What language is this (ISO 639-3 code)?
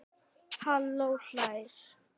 isl